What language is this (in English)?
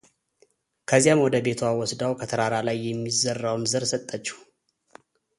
Amharic